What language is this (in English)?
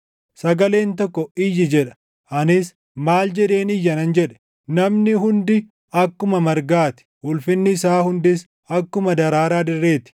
Oromo